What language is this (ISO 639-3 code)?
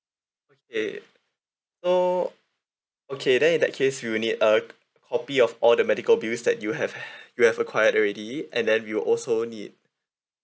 eng